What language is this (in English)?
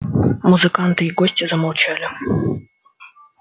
Russian